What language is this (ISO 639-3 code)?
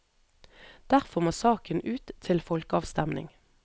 nor